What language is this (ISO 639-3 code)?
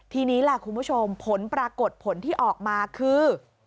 tha